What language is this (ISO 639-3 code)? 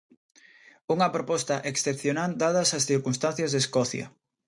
glg